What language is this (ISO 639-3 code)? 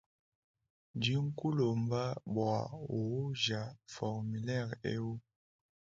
lua